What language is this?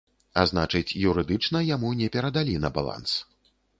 Belarusian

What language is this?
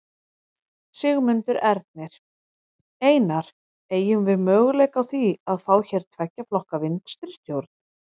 Icelandic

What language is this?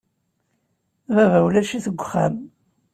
Kabyle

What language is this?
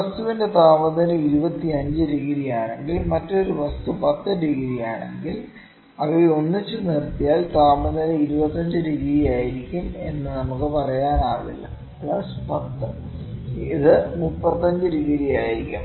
Malayalam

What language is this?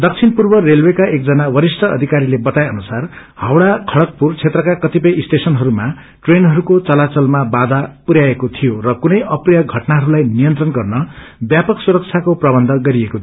Nepali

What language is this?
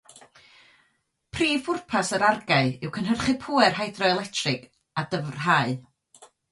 Welsh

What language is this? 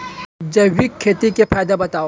Chhattisgarhi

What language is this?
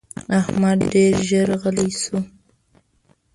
Pashto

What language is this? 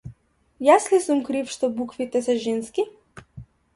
Macedonian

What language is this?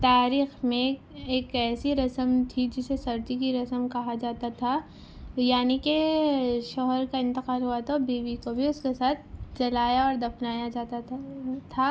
Urdu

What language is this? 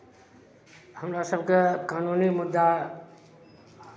Maithili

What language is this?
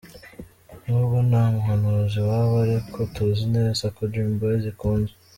Kinyarwanda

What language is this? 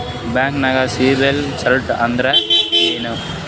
Kannada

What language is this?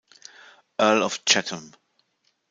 German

